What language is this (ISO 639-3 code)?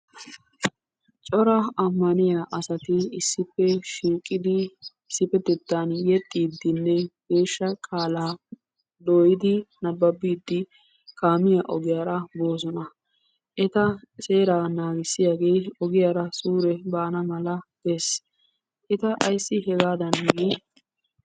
wal